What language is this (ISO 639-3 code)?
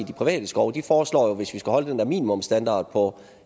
dan